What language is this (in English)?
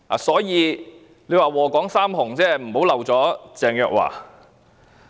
Cantonese